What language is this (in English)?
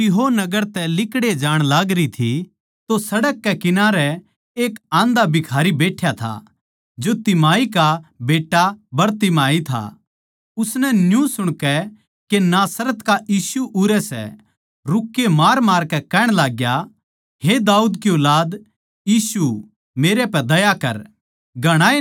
Haryanvi